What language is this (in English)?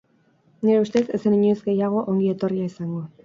Basque